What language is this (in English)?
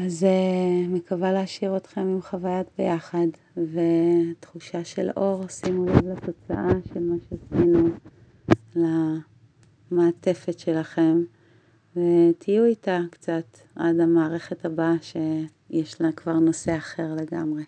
Hebrew